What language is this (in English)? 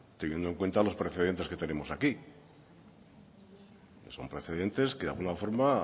Spanish